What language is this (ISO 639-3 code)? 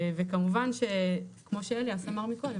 heb